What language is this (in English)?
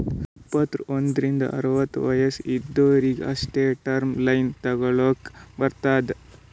Kannada